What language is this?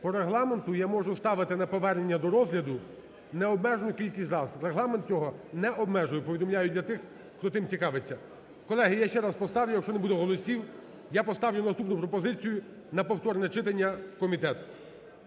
Ukrainian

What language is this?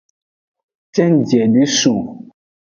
Aja (Benin)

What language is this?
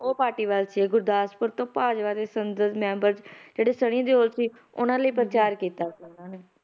Punjabi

